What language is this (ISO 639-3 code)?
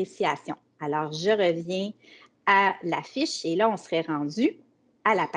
fra